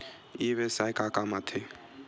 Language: Chhattisgarhi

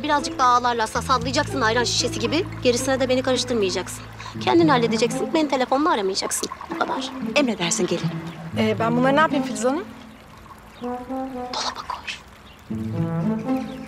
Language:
Turkish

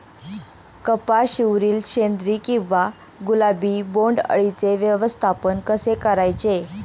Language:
Marathi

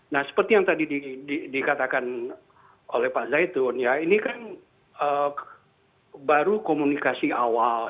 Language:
Indonesian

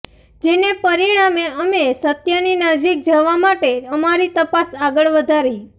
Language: Gujarati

